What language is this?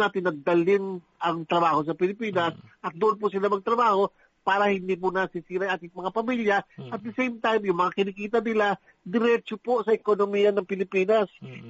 Filipino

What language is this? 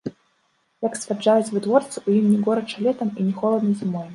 Belarusian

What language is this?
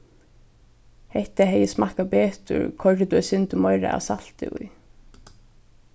Faroese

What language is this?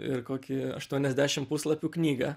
Lithuanian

